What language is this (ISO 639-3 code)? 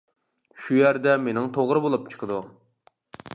uig